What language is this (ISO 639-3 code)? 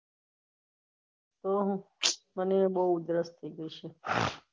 guj